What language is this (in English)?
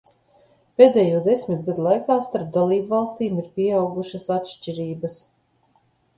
Latvian